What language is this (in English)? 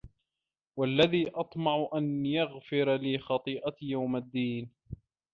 Arabic